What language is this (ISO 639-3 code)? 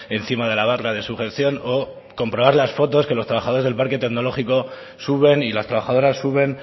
spa